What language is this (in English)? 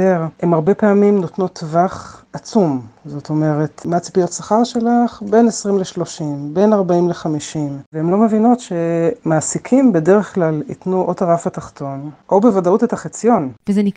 Hebrew